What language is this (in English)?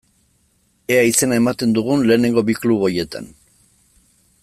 Basque